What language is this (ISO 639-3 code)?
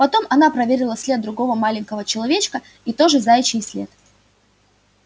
rus